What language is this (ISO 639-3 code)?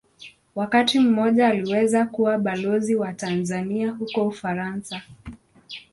swa